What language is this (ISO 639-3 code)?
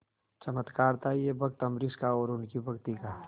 hin